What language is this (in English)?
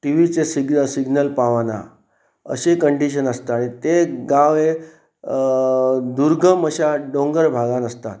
Konkani